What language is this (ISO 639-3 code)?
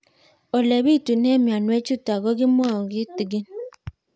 kln